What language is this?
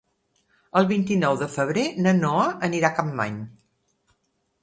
Catalan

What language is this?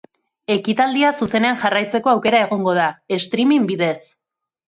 Basque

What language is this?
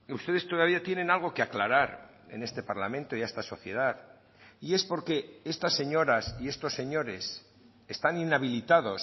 Spanish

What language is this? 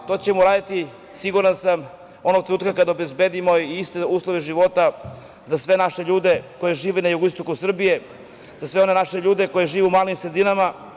Serbian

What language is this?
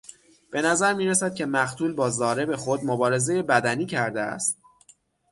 Persian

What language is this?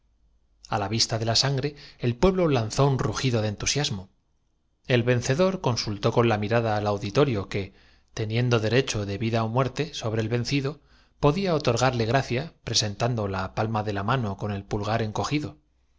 Spanish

